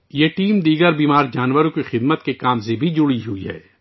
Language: Urdu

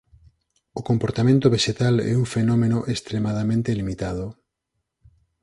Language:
Galician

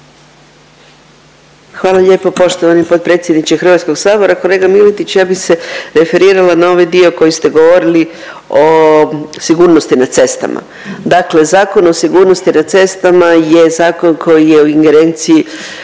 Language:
Croatian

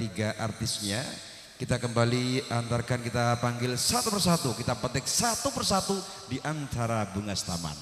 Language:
Indonesian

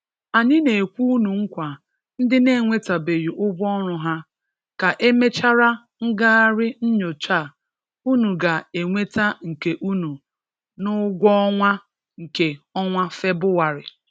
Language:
Igbo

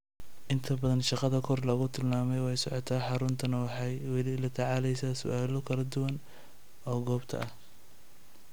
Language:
Somali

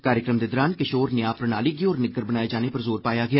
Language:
Dogri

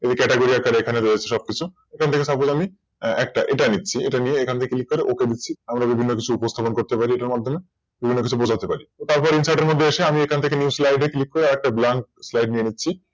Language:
Bangla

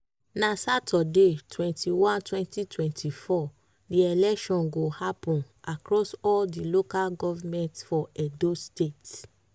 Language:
Nigerian Pidgin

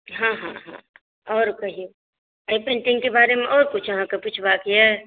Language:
Maithili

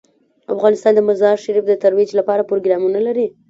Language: Pashto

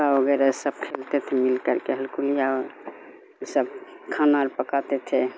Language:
Urdu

